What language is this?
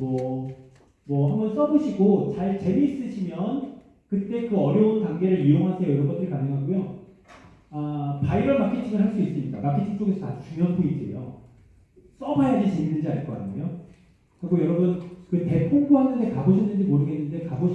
Korean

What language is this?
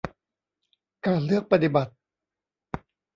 Thai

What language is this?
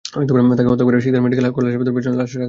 Bangla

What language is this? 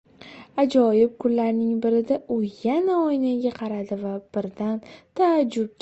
Uzbek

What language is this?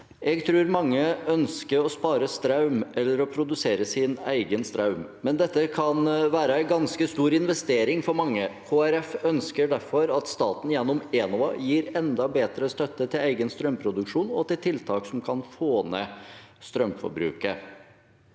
Norwegian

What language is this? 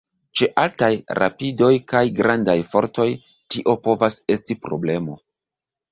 Esperanto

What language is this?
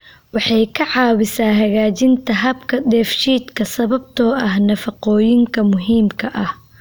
Somali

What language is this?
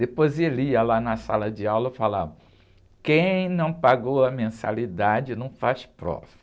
Portuguese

